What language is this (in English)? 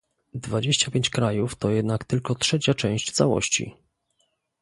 Polish